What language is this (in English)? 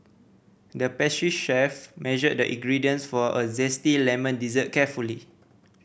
English